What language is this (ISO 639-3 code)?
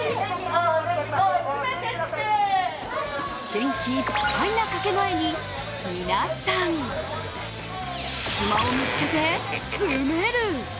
jpn